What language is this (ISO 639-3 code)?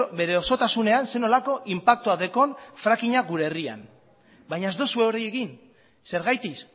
eus